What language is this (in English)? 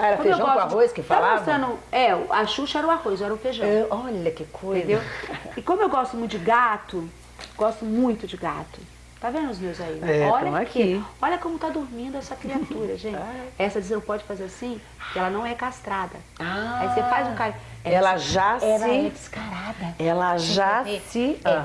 Portuguese